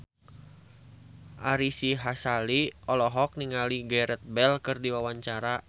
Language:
Sundanese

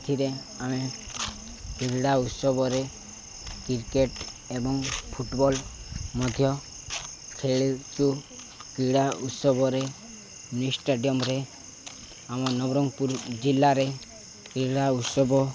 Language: Odia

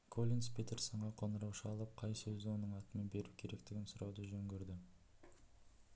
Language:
Kazakh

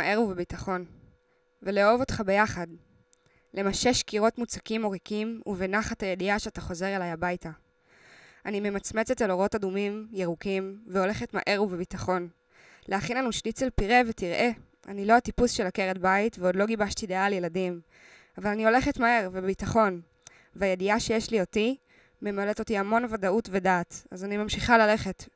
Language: Hebrew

